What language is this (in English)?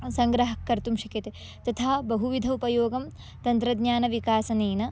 Sanskrit